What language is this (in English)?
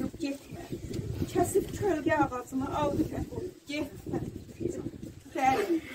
Turkish